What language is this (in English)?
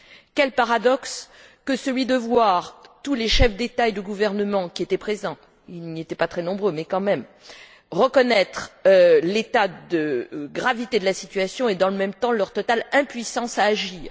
French